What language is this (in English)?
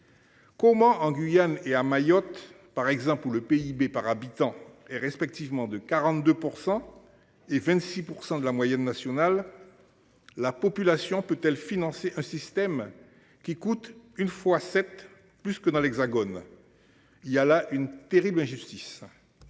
French